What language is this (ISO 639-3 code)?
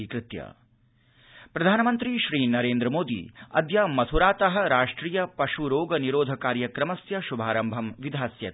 san